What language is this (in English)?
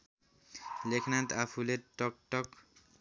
Nepali